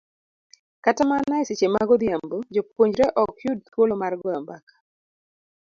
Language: Luo (Kenya and Tanzania)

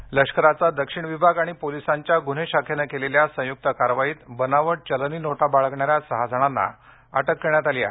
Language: Marathi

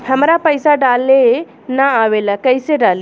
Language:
Bhojpuri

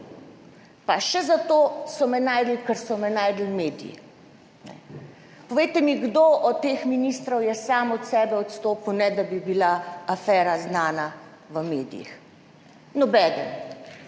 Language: Slovenian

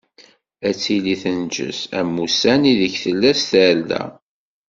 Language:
Kabyle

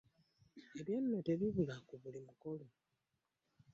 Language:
Ganda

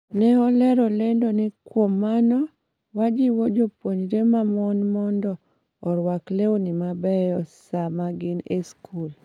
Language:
Luo (Kenya and Tanzania)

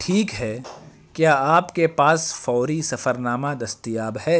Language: Urdu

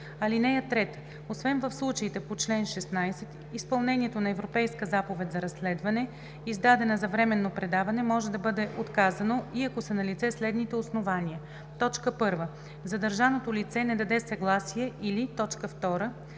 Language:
Bulgarian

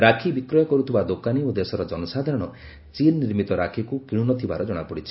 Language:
Odia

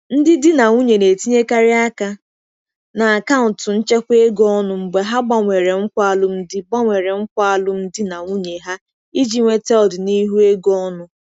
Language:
Igbo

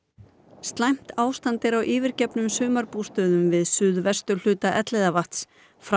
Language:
Icelandic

